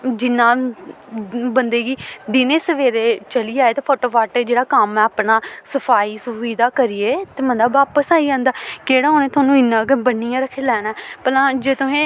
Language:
Dogri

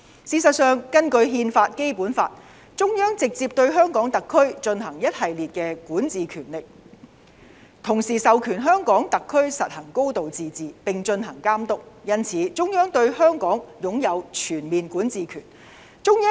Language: Cantonese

